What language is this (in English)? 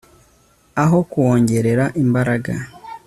Kinyarwanda